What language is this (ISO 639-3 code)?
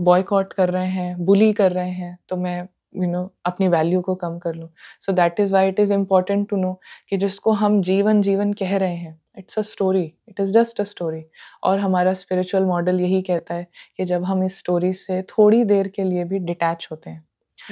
hin